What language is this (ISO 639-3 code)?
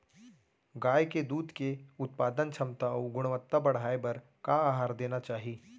hne